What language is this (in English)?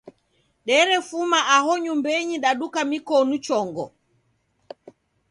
Taita